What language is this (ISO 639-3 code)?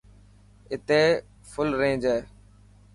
mki